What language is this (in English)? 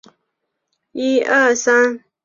Chinese